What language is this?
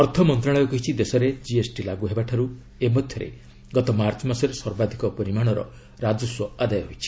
Odia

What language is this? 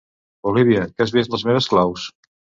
Catalan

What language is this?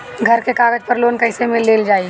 Bhojpuri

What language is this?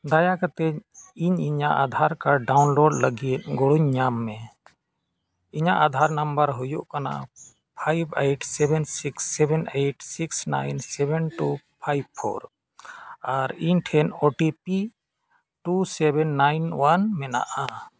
Santali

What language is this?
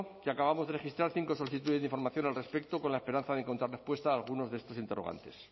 Spanish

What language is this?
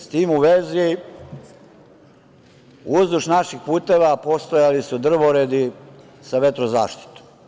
Serbian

